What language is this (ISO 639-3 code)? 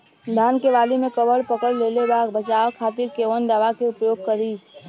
bho